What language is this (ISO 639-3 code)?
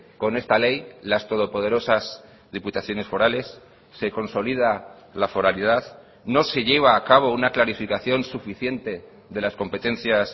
spa